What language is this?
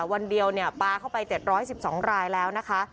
Thai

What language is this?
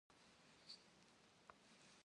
Kabardian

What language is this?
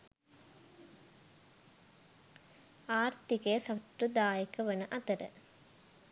Sinhala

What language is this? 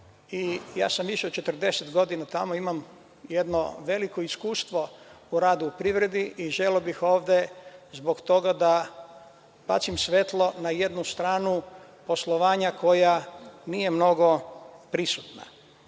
Serbian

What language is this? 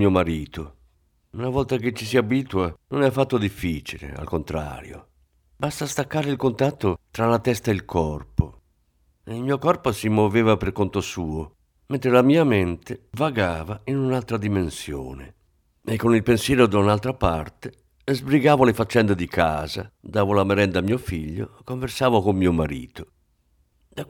Italian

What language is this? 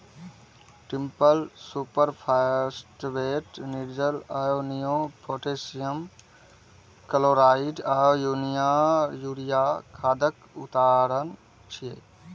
Maithili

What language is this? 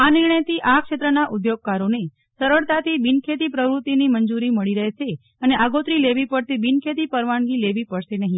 Gujarati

